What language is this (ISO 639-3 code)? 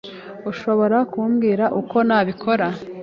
kin